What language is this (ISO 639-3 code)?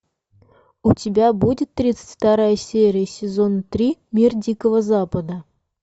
rus